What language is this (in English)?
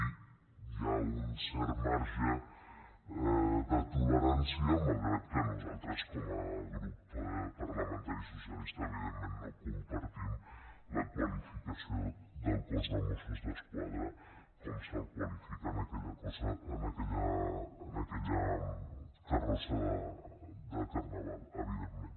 Catalan